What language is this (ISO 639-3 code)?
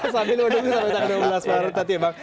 ind